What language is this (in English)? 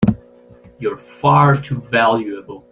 English